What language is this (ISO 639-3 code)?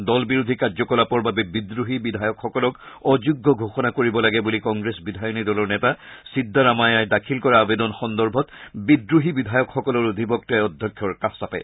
asm